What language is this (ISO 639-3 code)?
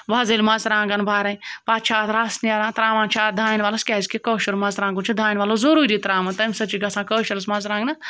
kas